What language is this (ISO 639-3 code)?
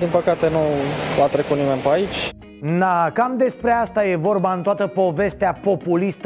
ron